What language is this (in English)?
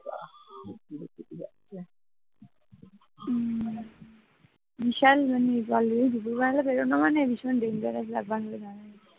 Bangla